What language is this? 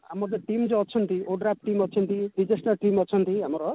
Odia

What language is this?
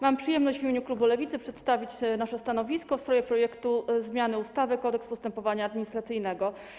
Polish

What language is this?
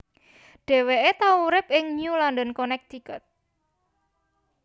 Javanese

